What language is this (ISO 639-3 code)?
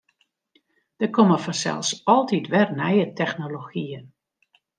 fry